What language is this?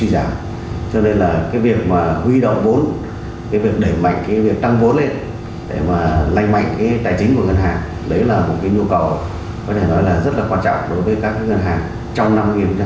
Vietnamese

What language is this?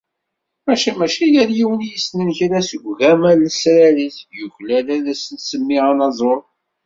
Kabyle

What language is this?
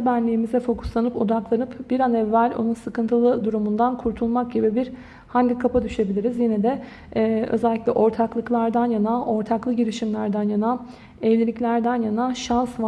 Turkish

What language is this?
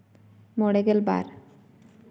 Santali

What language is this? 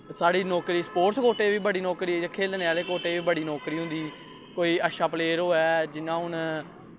Dogri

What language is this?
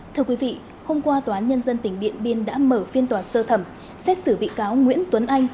Vietnamese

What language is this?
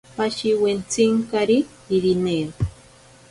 Ashéninka Perené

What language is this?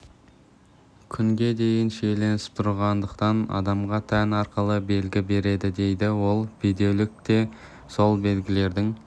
Kazakh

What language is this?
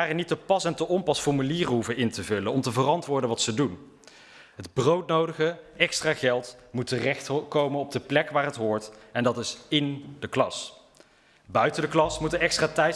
Dutch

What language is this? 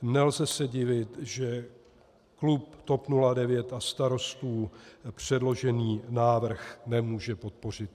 Czech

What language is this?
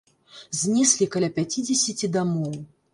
Belarusian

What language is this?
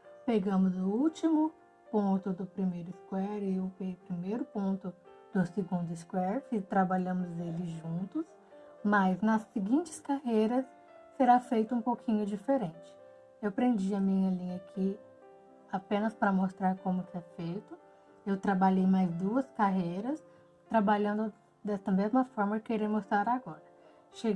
Portuguese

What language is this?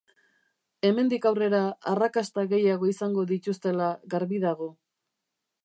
Basque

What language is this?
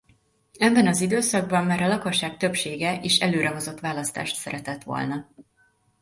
Hungarian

